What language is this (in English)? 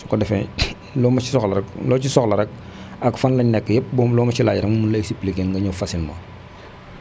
Wolof